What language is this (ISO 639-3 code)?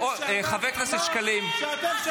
heb